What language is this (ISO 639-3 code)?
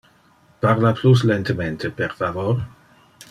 ina